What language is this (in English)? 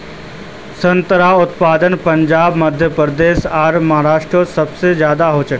Magahi